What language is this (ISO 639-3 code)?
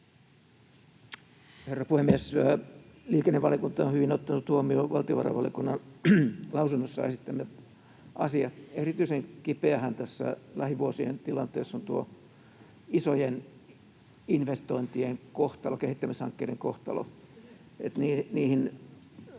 fin